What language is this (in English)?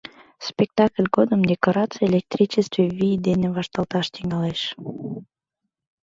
Mari